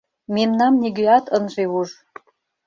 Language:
Mari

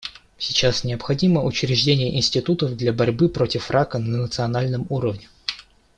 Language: Russian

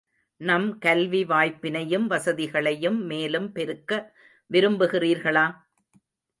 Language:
Tamil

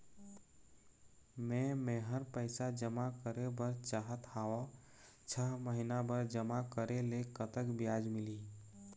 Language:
Chhattisgarhi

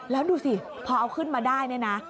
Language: Thai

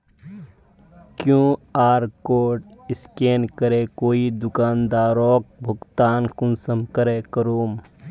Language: Magahi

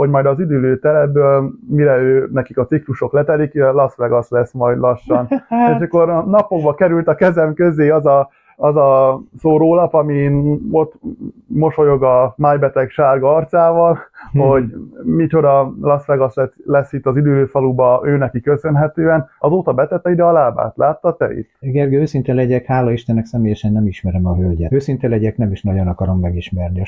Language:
Hungarian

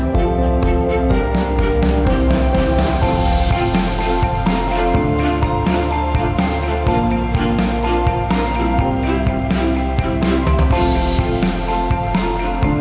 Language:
Vietnamese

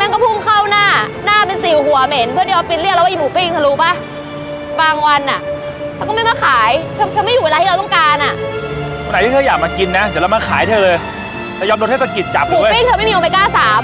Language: Thai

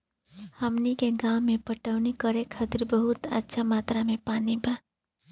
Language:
Bhojpuri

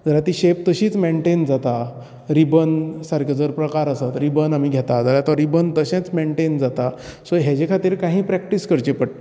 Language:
Konkani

